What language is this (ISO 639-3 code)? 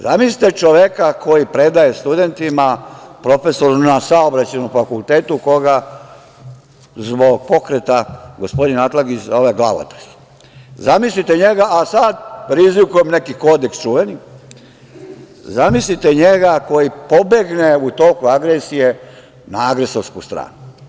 srp